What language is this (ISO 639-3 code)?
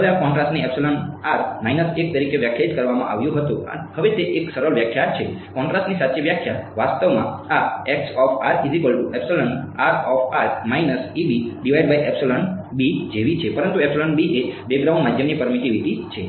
guj